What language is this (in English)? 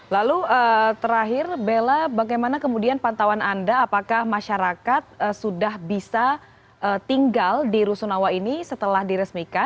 Indonesian